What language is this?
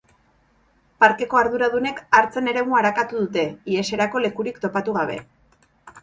Basque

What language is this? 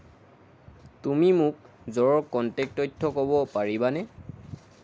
Assamese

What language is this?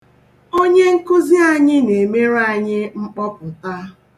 Igbo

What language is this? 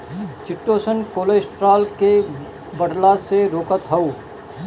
Bhojpuri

